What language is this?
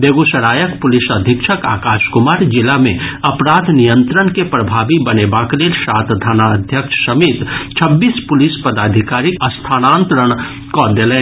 Maithili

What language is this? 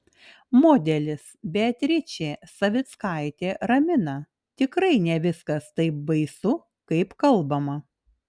Lithuanian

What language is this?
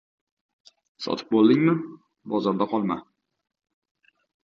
Uzbek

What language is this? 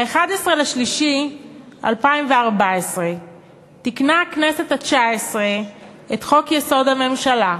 Hebrew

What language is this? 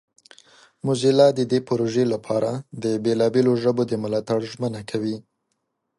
Pashto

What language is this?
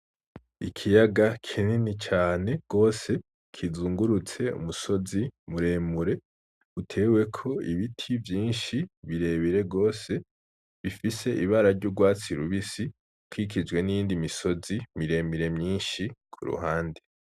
Rundi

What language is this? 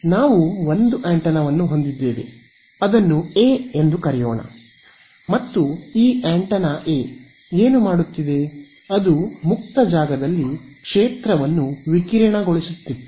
Kannada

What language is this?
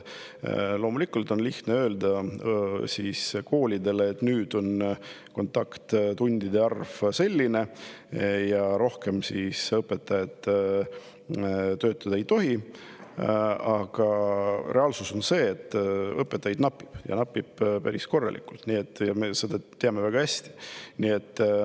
Estonian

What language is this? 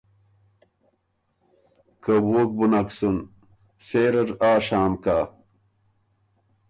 Ormuri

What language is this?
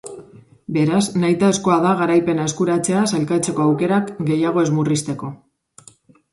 Basque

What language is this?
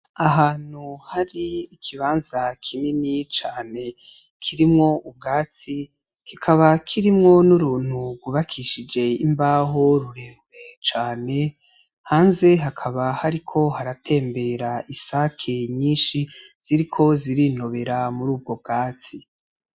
Rundi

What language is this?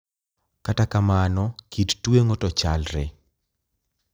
Luo (Kenya and Tanzania)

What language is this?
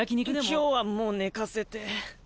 Japanese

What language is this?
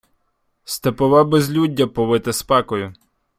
Ukrainian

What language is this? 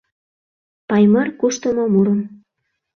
Mari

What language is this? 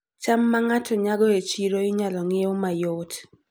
Luo (Kenya and Tanzania)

